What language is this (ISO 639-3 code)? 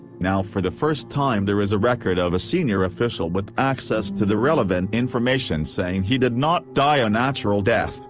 eng